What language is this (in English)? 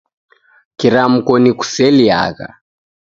Taita